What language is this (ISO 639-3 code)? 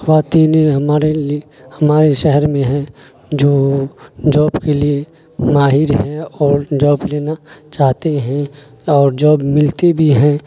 urd